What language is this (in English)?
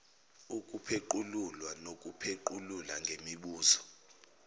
Zulu